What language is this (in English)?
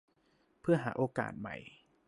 Thai